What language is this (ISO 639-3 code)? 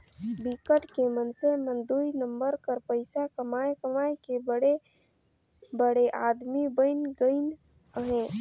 hne